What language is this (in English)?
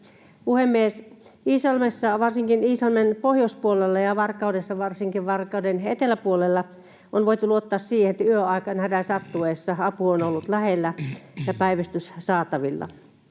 Finnish